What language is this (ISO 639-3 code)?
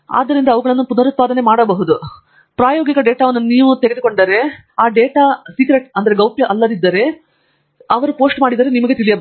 kan